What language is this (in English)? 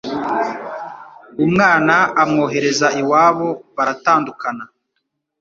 Kinyarwanda